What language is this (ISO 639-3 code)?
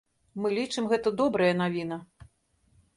bel